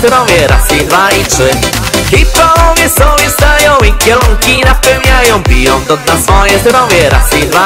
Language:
Polish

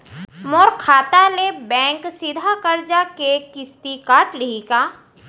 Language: Chhattisgarhi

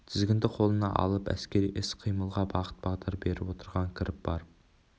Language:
Kazakh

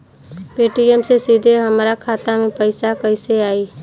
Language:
Bhojpuri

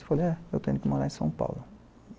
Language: Portuguese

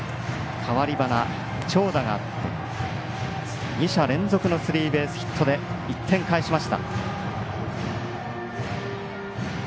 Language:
Japanese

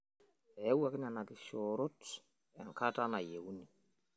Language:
Masai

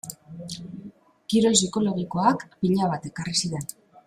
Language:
Basque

